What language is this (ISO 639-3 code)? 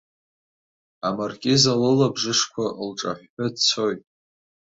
abk